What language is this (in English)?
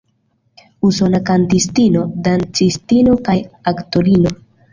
Esperanto